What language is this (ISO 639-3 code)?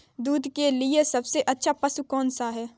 hin